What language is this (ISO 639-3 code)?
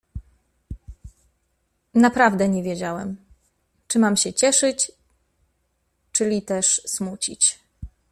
pol